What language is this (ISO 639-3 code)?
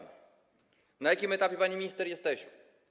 pol